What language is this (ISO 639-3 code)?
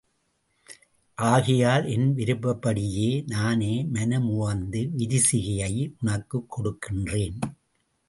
tam